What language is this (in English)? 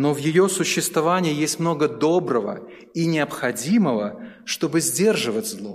Russian